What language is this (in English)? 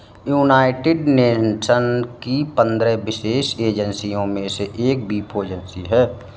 Hindi